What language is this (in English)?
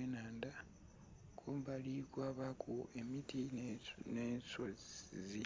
Soga